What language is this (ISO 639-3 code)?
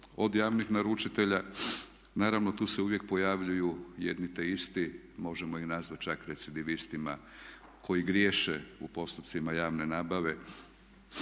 hrv